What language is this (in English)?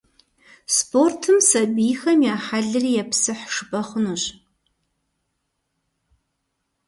Kabardian